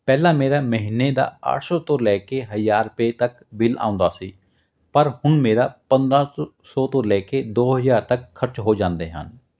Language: Punjabi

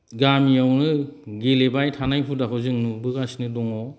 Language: Bodo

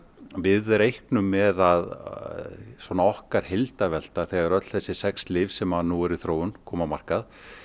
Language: Icelandic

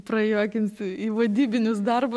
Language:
Lithuanian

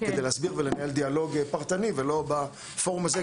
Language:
Hebrew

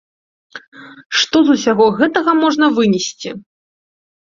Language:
Belarusian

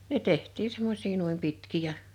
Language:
Finnish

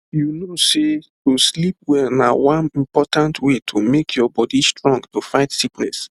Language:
Nigerian Pidgin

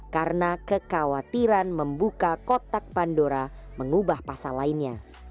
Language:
Indonesian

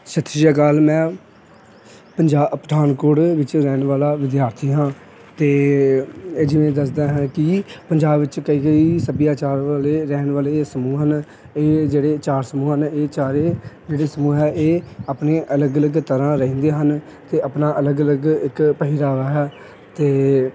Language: Punjabi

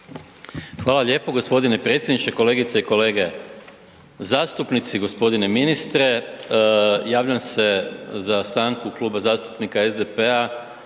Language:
Croatian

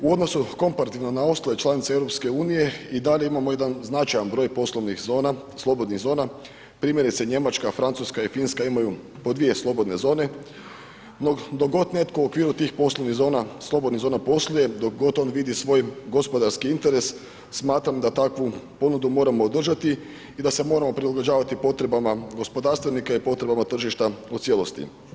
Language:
Croatian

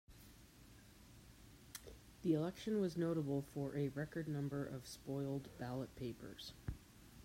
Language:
English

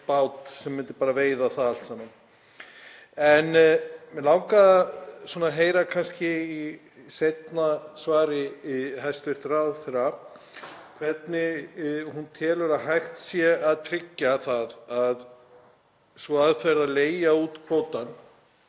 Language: Icelandic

